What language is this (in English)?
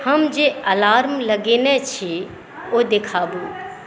Maithili